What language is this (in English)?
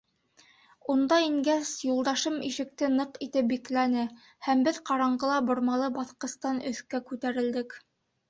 Bashkir